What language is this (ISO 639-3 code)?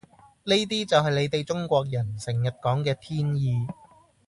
yue